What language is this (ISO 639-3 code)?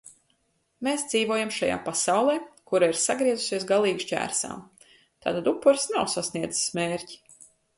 lav